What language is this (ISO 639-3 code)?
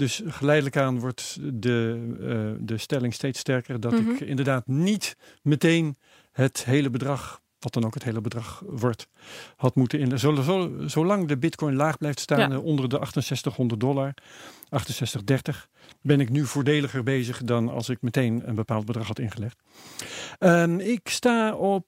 nld